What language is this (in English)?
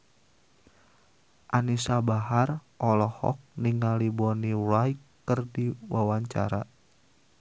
Sundanese